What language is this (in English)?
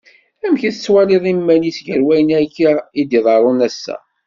Kabyle